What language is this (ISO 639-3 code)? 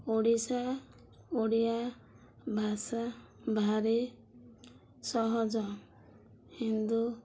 ori